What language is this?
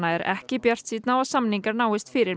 Icelandic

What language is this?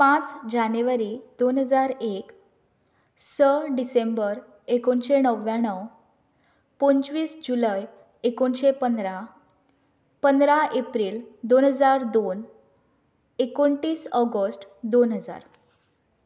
Konkani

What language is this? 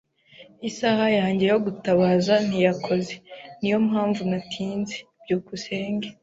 Kinyarwanda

